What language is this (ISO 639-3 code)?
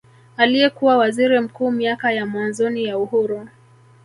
swa